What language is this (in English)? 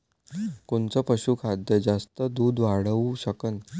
Marathi